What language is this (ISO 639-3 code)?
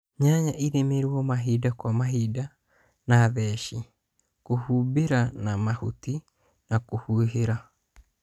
kik